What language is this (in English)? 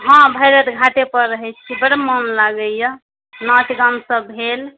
Maithili